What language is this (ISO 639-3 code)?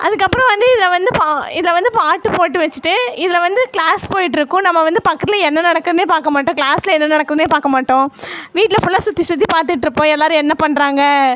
tam